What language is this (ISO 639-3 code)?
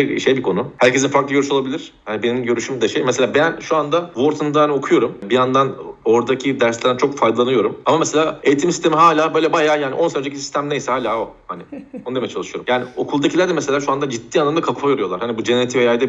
tur